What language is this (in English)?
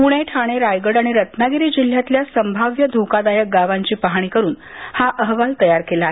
Marathi